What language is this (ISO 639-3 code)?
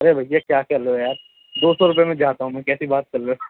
urd